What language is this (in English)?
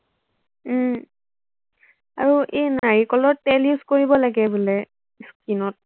Assamese